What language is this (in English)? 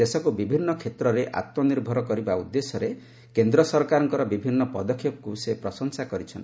Odia